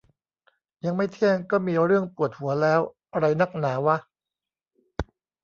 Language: Thai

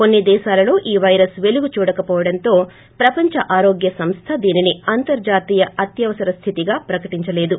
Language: Telugu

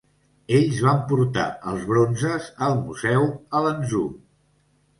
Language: Catalan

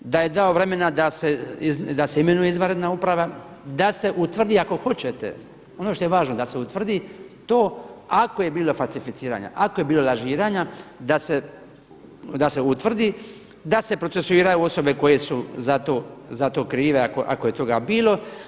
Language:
Croatian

